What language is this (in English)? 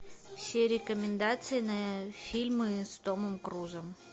Russian